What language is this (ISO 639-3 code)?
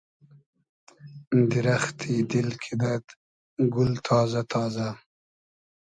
haz